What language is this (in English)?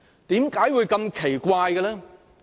Cantonese